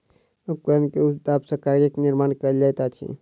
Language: Maithili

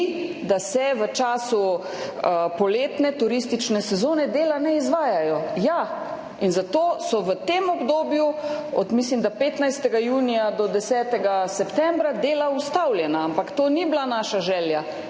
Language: Slovenian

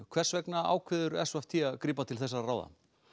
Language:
Icelandic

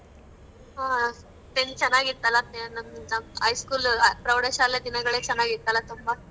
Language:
Kannada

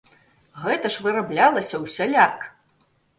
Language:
Belarusian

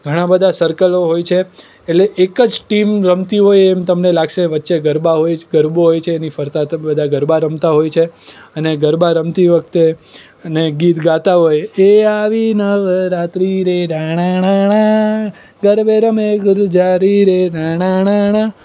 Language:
Gujarati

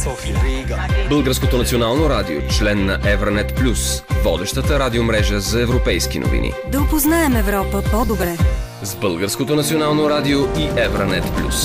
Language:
Bulgarian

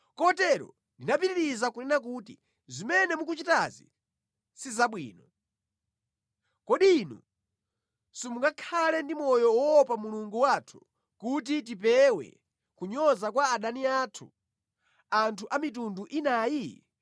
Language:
Nyanja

